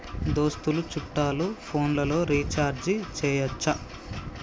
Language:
Telugu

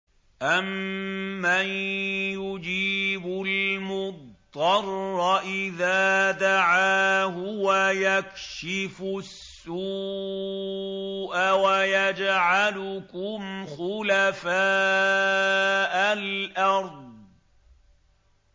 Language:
Arabic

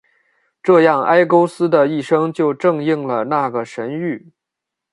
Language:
Chinese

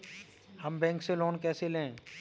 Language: Hindi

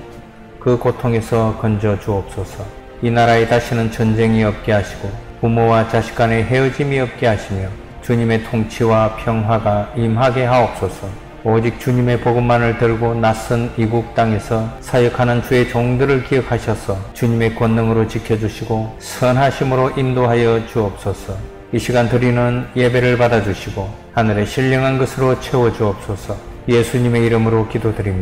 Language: Korean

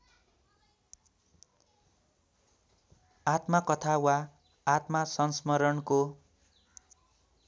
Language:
Nepali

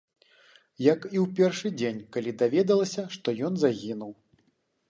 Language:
Belarusian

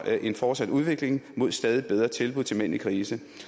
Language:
Danish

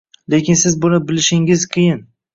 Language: Uzbek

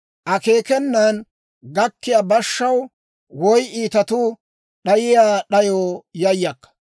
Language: Dawro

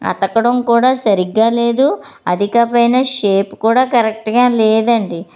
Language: Telugu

